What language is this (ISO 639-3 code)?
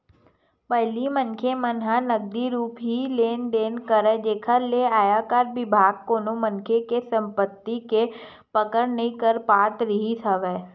hne